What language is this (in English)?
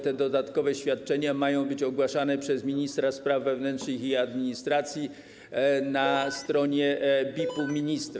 Polish